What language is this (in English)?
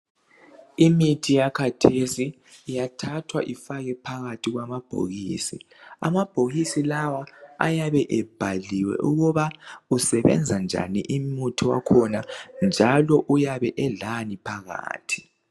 North Ndebele